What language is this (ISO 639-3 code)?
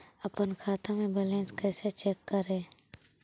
mag